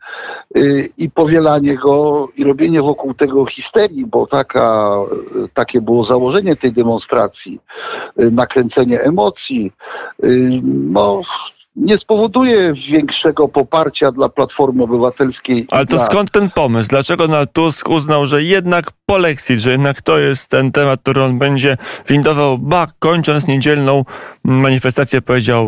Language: Polish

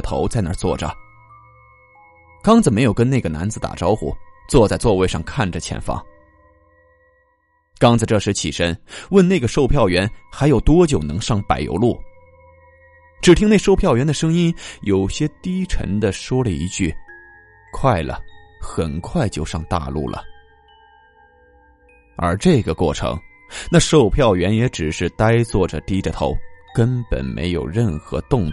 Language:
Chinese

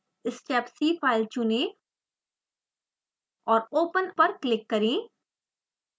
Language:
Hindi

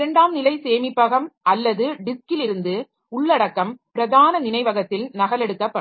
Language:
Tamil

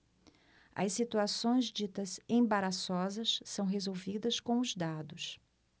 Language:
Portuguese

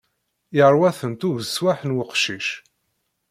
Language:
Kabyle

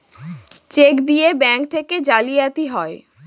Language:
Bangla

